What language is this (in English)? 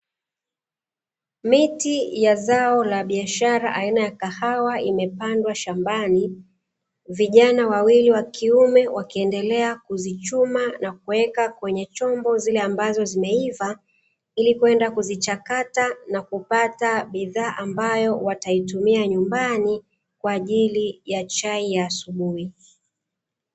Swahili